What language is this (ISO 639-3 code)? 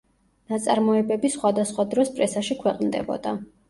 kat